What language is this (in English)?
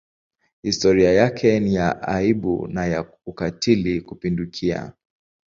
Swahili